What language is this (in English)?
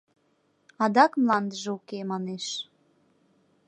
Mari